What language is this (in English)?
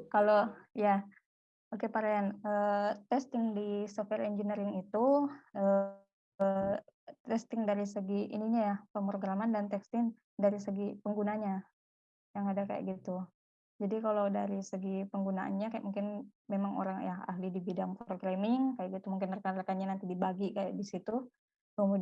Indonesian